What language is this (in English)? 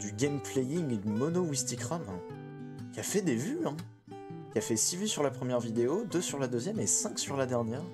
French